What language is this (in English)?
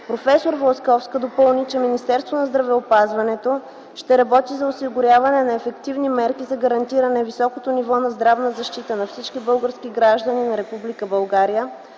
Bulgarian